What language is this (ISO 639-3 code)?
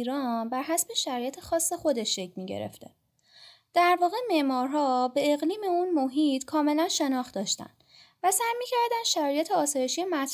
fas